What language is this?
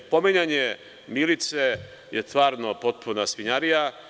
Serbian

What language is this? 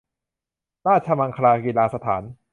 Thai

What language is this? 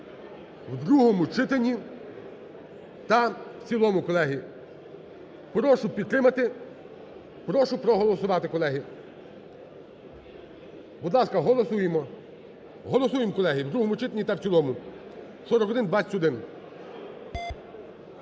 Ukrainian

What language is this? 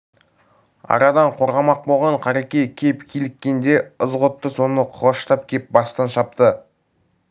Kazakh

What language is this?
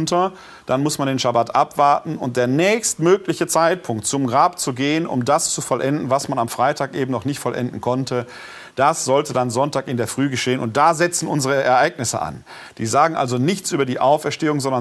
German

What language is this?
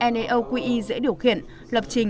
Vietnamese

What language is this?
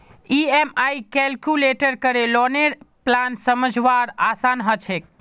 Magahi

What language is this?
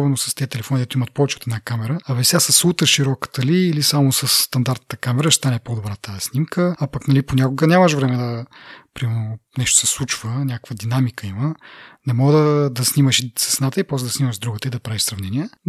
Bulgarian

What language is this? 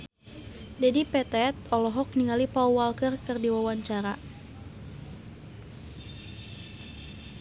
Sundanese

